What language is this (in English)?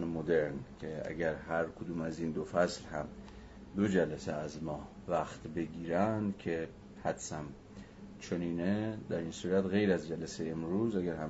Persian